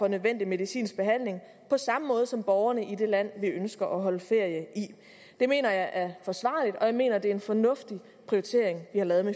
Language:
Danish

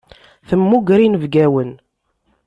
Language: Kabyle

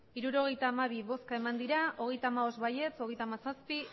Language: Basque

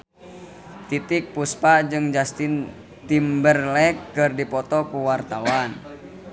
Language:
Sundanese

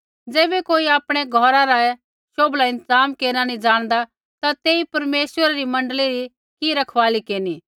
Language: Kullu Pahari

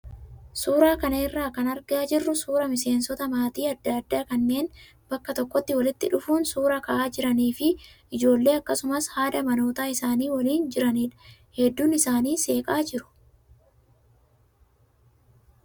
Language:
Oromo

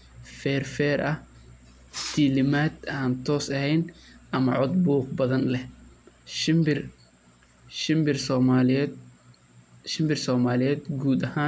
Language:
Somali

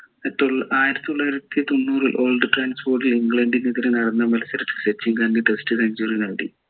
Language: Malayalam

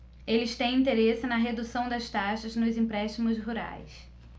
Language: Portuguese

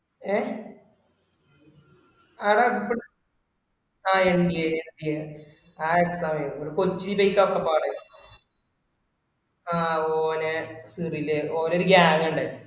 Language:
Malayalam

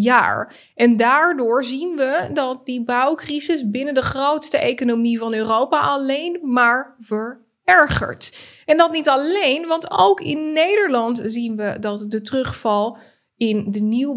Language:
Dutch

